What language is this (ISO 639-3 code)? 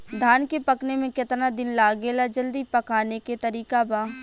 bho